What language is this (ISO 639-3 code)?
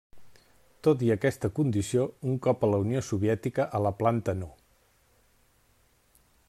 cat